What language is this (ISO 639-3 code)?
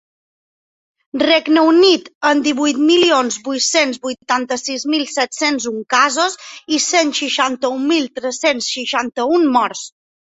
cat